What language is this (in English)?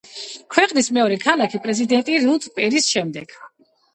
Georgian